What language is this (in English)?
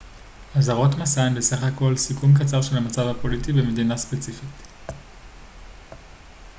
Hebrew